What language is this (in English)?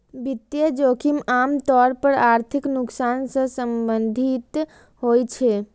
Maithili